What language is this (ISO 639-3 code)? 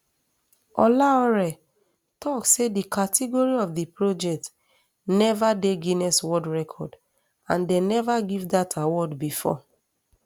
pcm